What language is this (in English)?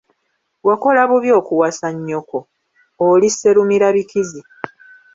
Ganda